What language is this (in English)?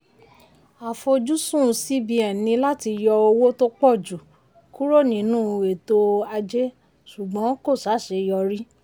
Yoruba